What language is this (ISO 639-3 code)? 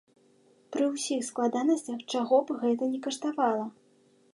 bel